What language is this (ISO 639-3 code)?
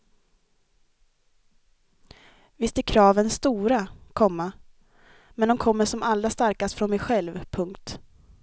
swe